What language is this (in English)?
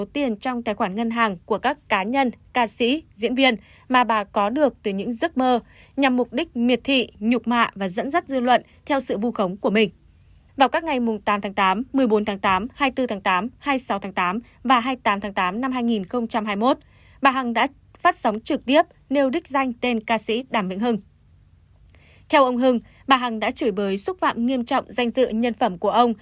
Vietnamese